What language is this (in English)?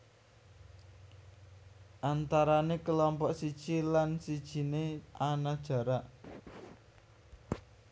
Javanese